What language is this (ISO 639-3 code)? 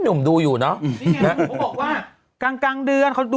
tha